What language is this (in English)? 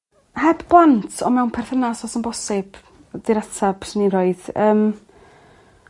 Welsh